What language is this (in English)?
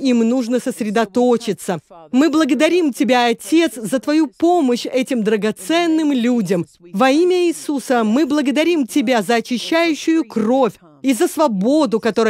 Russian